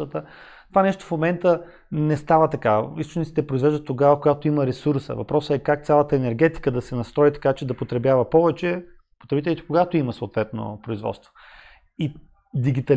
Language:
Bulgarian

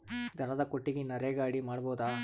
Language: Kannada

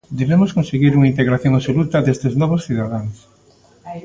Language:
Galician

